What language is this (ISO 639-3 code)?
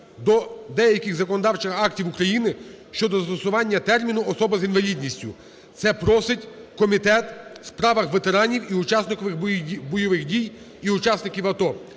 ukr